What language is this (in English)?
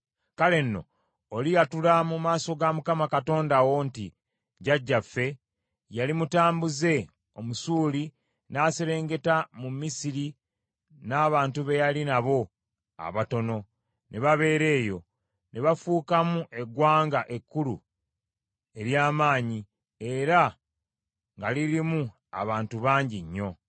Ganda